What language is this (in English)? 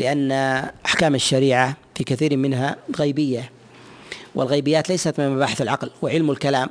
Arabic